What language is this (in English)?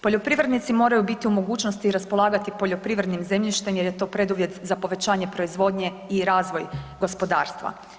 Croatian